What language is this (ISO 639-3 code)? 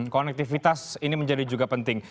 ind